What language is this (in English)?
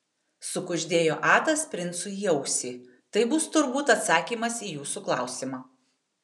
Lithuanian